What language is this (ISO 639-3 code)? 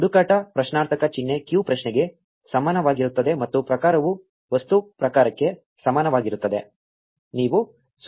kan